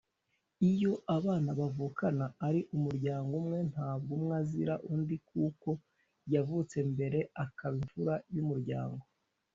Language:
Kinyarwanda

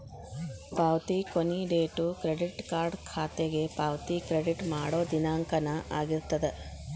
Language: Kannada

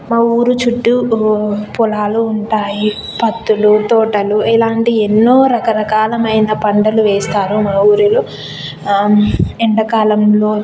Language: Telugu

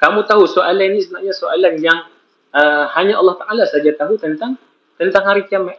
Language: Malay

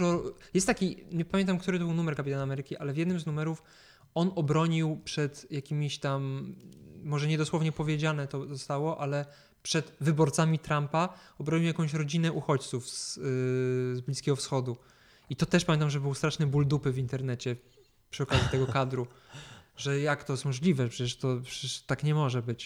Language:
Polish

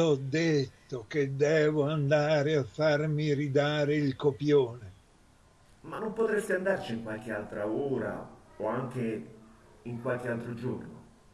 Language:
Italian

